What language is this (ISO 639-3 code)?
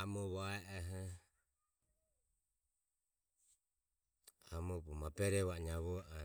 aom